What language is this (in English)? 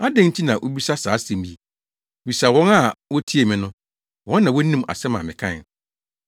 Akan